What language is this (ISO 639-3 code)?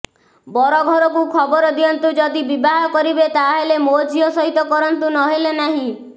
ori